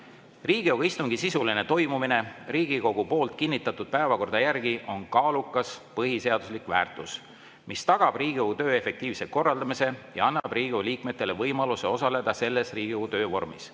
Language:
Estonian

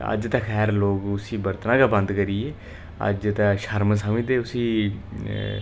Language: Dogri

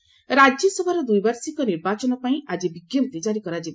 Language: Odia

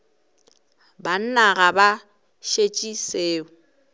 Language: Northern Sotho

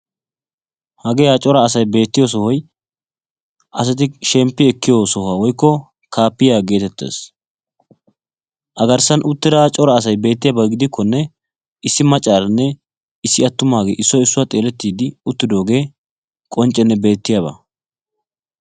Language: Wolaytta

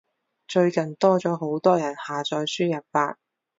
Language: Cantonese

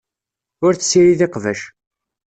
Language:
Kabyle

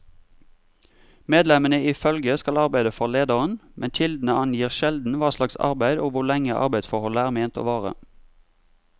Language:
Norwegian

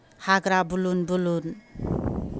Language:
Bodo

